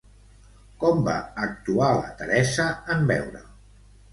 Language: Catalan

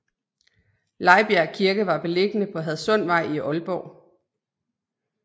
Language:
Danish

